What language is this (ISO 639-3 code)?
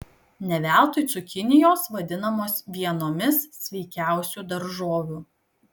lit